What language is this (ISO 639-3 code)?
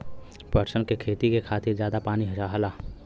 bho